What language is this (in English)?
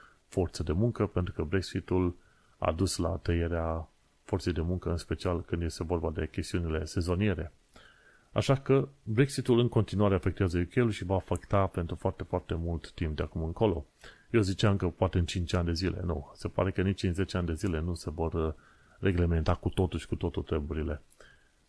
Romanian